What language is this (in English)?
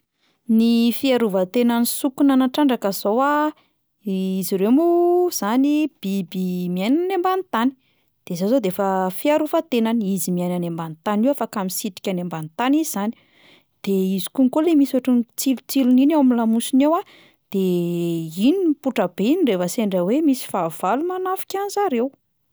Malagasy